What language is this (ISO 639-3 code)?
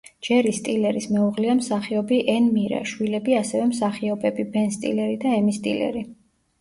kat